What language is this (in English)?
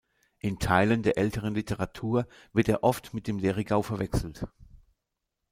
German